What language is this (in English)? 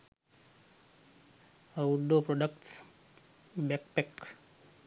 Sinhala